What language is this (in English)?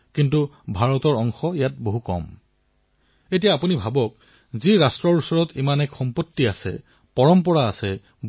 Assamese